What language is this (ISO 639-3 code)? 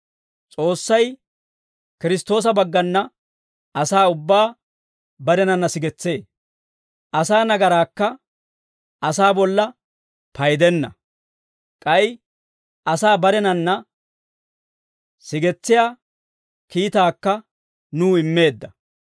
dwr